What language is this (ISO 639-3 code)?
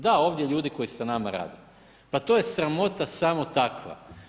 hrv